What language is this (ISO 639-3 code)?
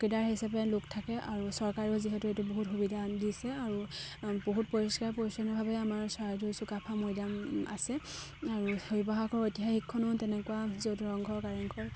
asm